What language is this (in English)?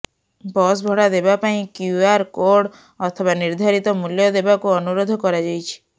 Odia